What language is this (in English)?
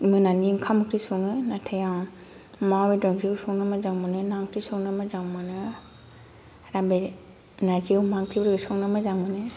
Bodo